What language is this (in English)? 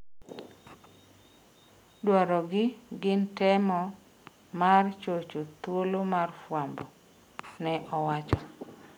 Luo (Kenya and Tanzania)